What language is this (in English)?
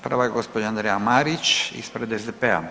Croatian